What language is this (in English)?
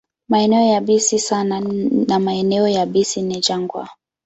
Swahili